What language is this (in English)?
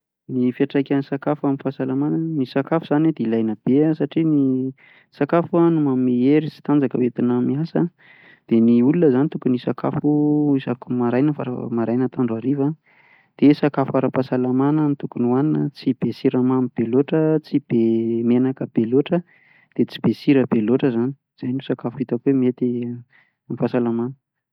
Malagasy